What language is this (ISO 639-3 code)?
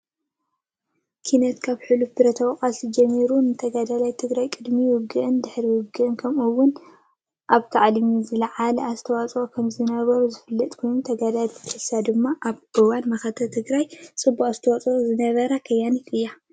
tir